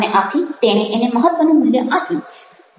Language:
Gujarati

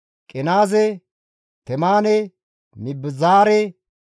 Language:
Gamo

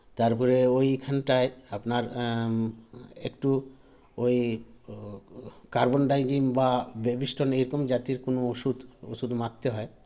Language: Bangla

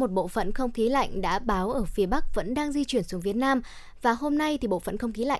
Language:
Vietnamese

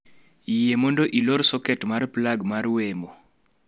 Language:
Luo (Kenya and Tanzania)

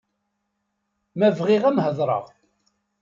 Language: Kabyle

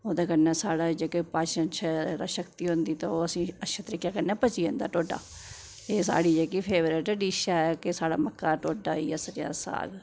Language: Dogri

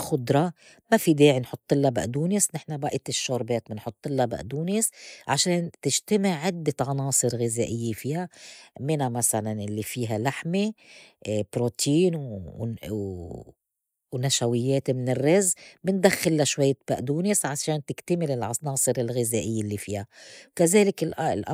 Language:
North Levantine Arabic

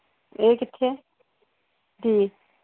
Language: Punjabi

